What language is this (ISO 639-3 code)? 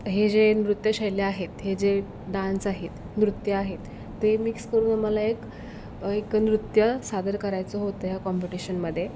mar